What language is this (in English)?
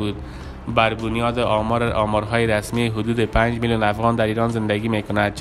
Persian